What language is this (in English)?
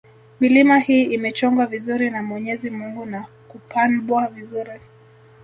Swahili